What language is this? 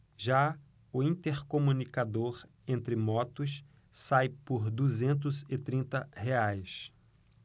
Portuguese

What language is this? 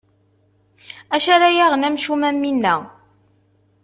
Kabyle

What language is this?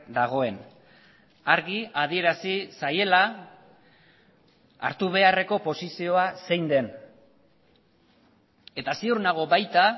Basque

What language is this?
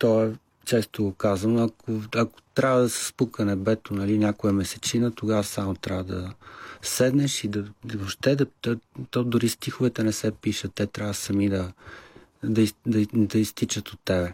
Bulgarian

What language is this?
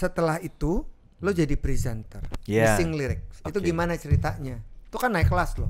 Indonesian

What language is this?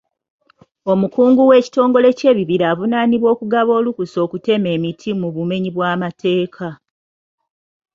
Ganda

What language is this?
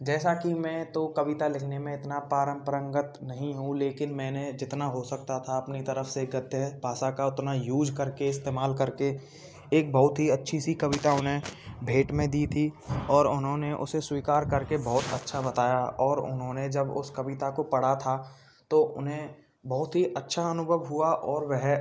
Hindi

